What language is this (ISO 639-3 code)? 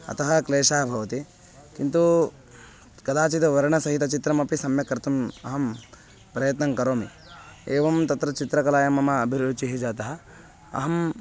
san